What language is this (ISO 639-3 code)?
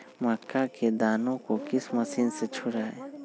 mag